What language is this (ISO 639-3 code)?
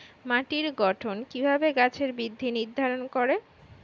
ben